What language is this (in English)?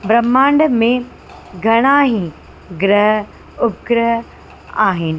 Sindhi